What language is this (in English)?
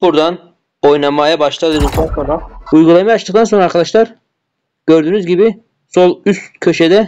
Turkish